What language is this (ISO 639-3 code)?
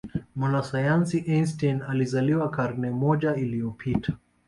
swa